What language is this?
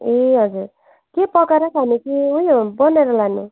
Nepali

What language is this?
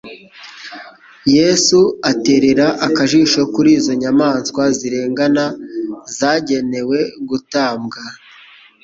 Kinyarwanda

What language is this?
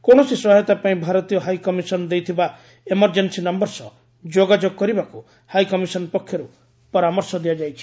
Odia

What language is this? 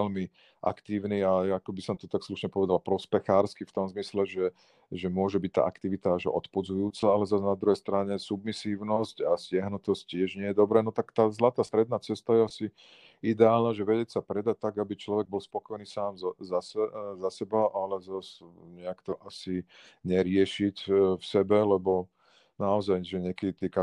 Slovak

